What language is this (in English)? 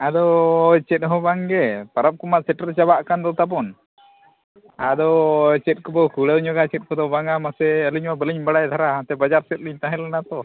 Santali